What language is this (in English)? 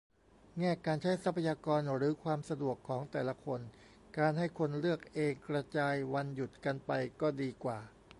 Thai